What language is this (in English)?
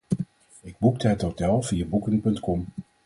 Dutch